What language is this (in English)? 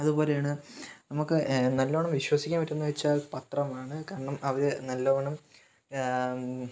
Malayalam